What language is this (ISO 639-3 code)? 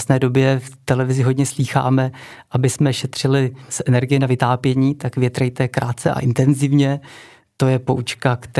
ces